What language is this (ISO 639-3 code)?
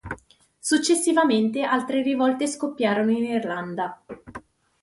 ita